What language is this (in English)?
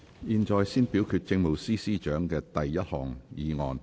Cantonese